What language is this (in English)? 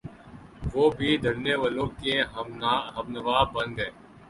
Urdu